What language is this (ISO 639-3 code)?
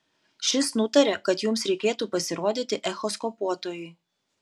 lit